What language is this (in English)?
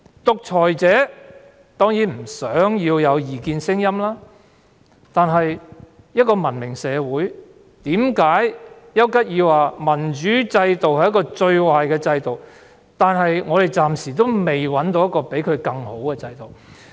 Cantonese